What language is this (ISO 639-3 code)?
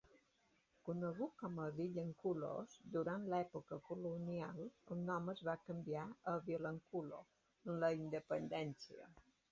cat